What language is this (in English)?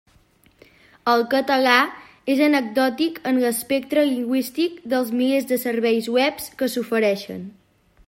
Catalan